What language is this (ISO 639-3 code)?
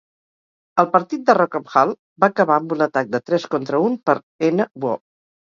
cat